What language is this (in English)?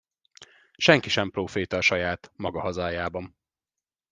Hungarian